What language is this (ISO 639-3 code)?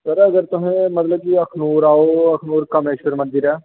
doi